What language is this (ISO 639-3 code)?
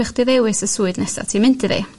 cym